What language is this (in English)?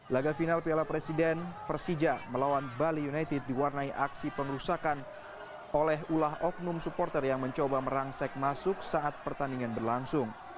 Indonesian